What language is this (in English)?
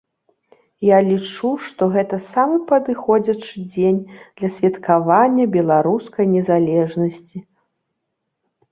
Belarusian